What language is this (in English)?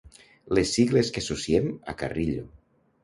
Catalan